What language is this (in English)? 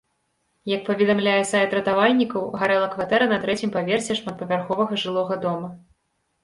Belarusian